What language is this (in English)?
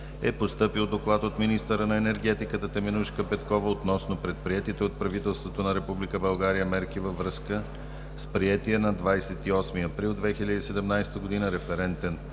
Bulgarian